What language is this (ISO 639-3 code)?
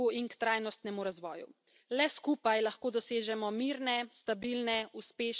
slv